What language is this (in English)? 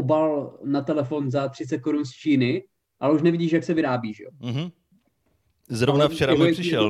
Czech